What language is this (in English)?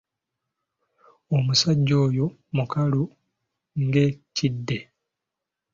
Ganda